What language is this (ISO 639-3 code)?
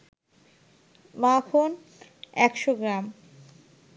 ben